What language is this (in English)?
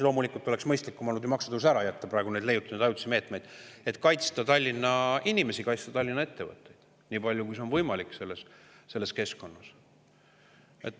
Estonian